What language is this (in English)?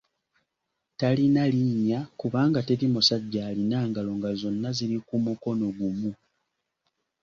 Ganda